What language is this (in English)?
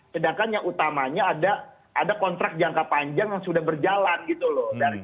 Indonesian